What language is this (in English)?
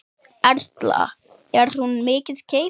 Icelandic